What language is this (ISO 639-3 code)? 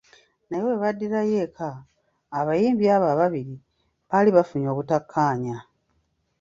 lug